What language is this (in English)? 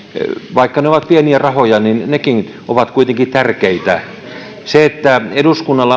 Finnish